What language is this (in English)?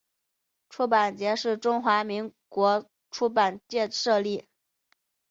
Chinese